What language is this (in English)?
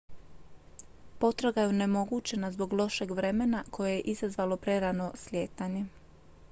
Croatian